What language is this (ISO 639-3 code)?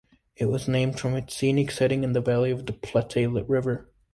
eng